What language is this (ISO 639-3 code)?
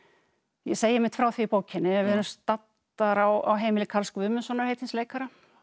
isl